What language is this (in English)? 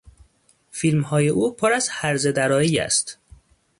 Persian